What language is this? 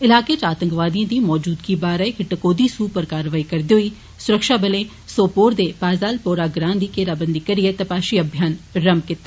Dogri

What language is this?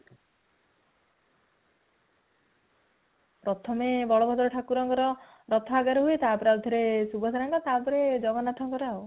Odia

